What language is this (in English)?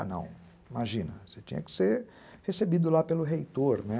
Portuguese